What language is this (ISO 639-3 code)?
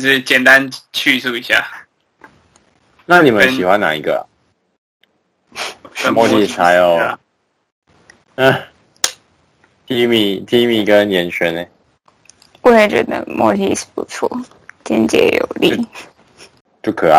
zho